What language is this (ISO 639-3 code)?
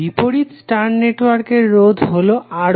ben